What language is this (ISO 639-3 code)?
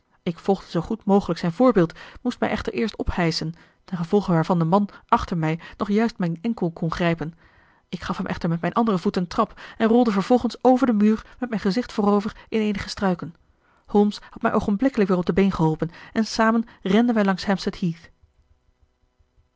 nld